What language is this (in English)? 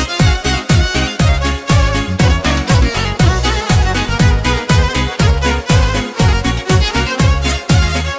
Romanian